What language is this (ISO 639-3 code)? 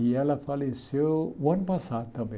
por